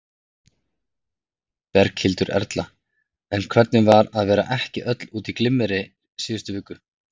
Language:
Icelandic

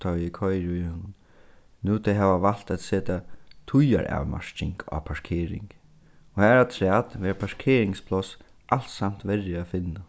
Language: Faroese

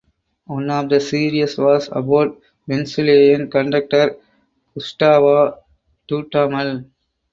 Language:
English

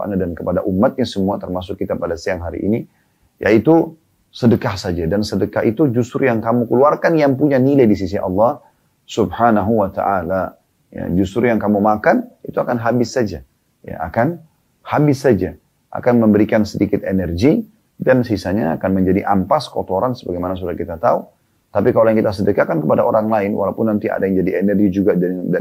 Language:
Indonesian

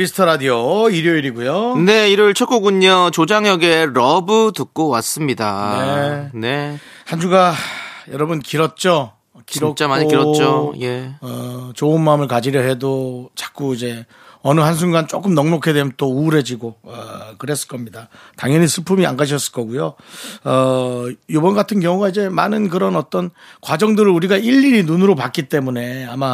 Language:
Korean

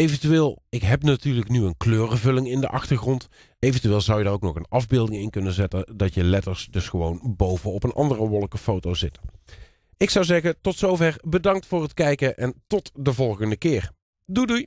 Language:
Dutch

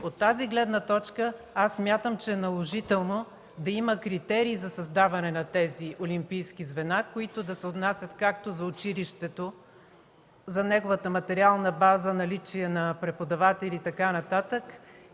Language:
Bulgarian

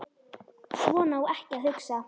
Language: Icelandic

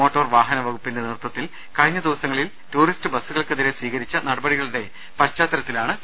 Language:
Malayalam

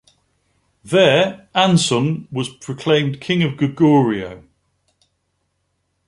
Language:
English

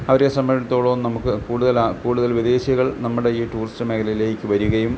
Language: Malayalam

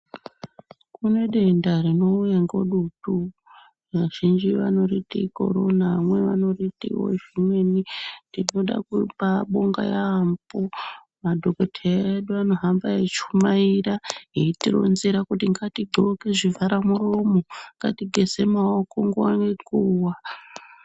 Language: Ndau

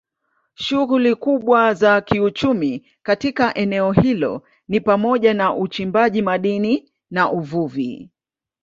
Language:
Swahili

